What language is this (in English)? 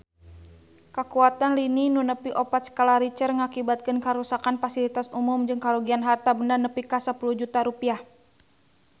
Sundanese